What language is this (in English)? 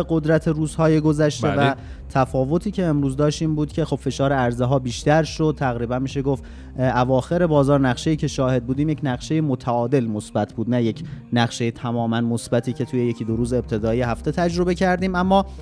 Persian